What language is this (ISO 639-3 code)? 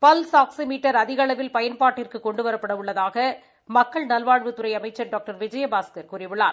tam